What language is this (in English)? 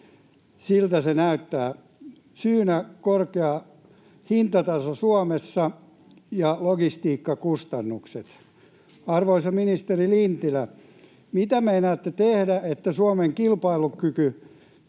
Finnish